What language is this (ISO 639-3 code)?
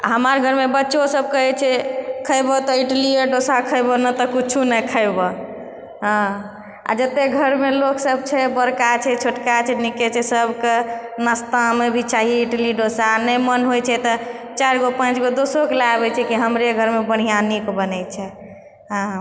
mai